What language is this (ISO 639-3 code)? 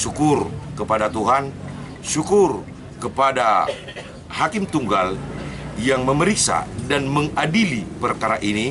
ind